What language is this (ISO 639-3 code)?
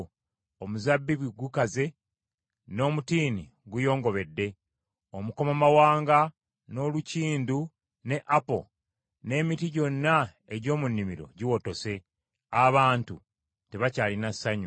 lug